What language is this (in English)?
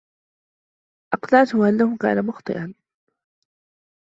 Arabic